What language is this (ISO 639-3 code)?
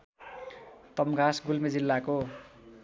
nep